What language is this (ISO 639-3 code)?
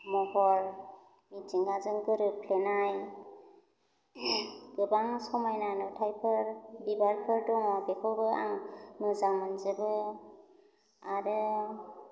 brx